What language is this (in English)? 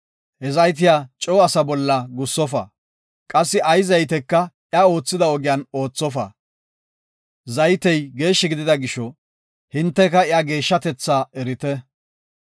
Gofa